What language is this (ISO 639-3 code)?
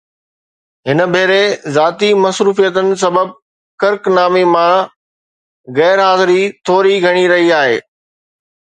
snd